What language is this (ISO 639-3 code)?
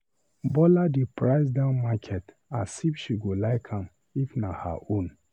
pcm